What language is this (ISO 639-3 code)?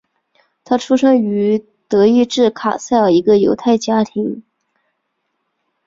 zho